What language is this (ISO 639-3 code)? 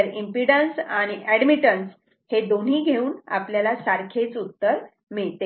mar